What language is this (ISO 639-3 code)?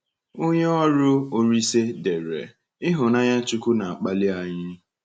ibo